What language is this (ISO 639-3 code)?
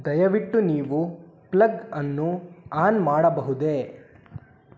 kan